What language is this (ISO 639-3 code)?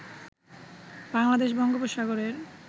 ben